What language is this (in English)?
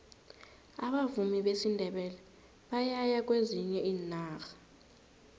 South Ndebele